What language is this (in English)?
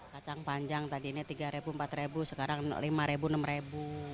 Indonesian